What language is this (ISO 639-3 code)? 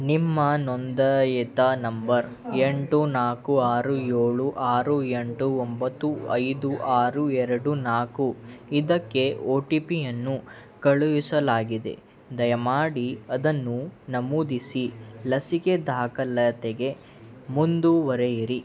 kan